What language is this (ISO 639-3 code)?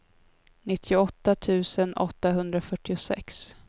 swe